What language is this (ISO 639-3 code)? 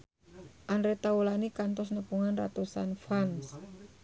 sun